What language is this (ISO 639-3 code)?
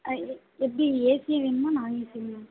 tam